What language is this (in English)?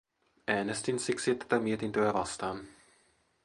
Finnish